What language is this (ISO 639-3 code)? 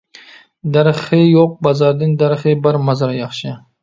uig